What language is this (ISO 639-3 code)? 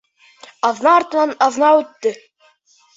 bak